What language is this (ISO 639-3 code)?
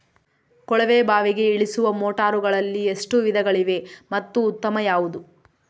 kan